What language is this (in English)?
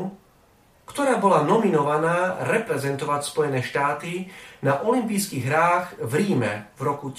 Slovak